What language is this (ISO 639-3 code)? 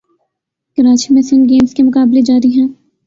urd